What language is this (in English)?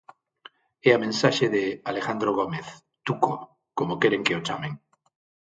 Galician